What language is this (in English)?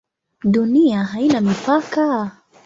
Swahili